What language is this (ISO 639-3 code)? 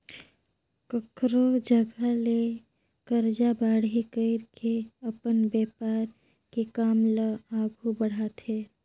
hne